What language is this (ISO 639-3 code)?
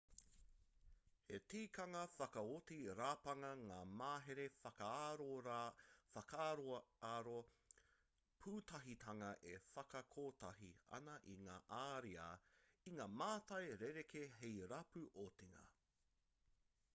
mri